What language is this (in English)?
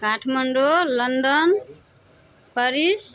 Maithili